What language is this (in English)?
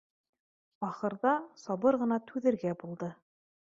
Bashkir